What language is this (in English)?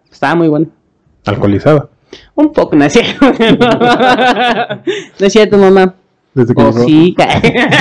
Spanish